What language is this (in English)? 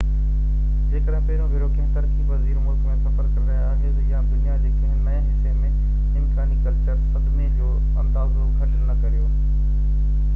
Sindhi